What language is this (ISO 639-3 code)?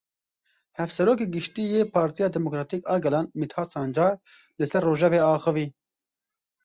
kur